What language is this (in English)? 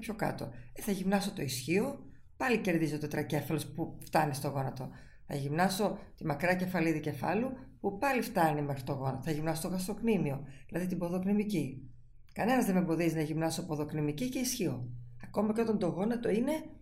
Greek